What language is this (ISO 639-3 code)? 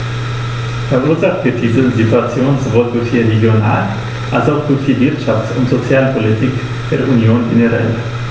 deu